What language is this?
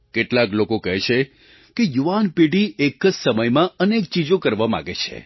Gujarati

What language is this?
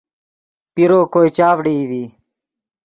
Yidgha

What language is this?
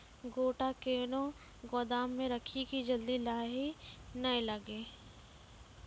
Maithili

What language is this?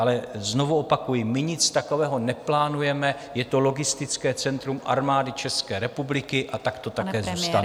Czech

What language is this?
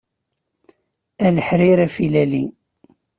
Kabyle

